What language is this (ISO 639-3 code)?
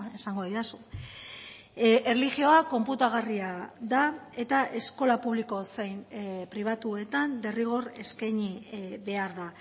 eus